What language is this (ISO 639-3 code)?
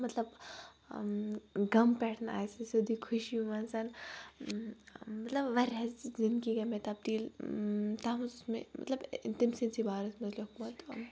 kas